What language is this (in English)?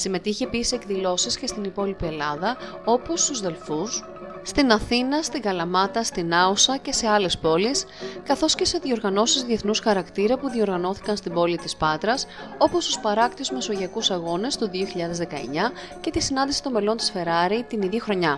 Greek